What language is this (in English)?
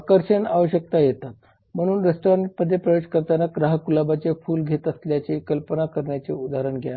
Marathi